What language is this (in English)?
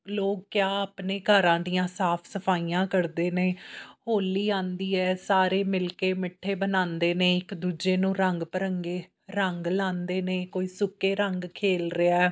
Punjabi